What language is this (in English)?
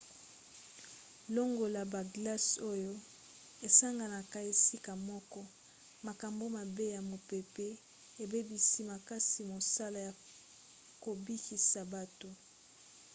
Lingala